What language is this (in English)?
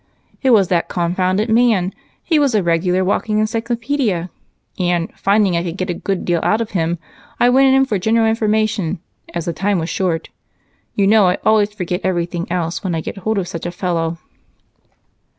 English